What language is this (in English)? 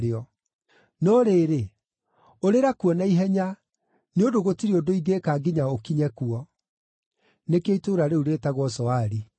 Kikuyu